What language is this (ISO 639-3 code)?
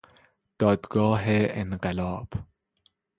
fas